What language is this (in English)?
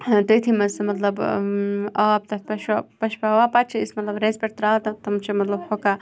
Kashmiri